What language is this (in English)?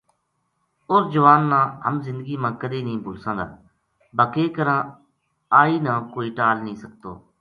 Gujari